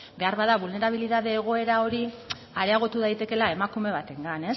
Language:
Basque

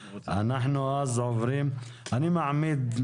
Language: Hebrew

